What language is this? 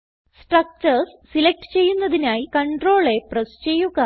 Malayalam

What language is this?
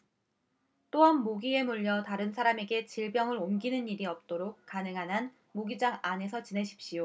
Korean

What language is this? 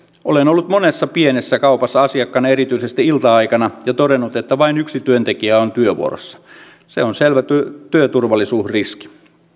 Finnish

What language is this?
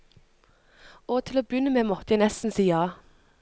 Norwegian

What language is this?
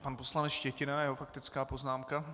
Czech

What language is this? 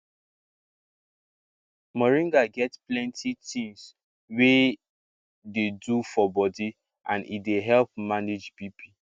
Nigerian Pidgin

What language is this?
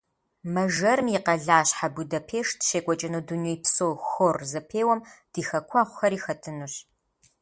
Kabardian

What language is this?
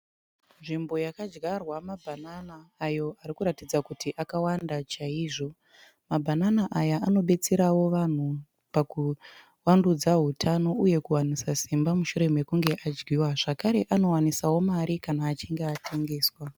Shona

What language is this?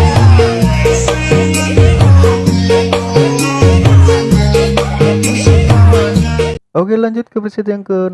Indonesian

